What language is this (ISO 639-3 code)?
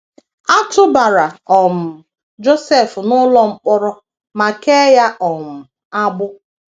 ibo